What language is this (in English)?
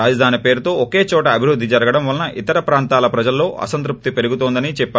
Telugu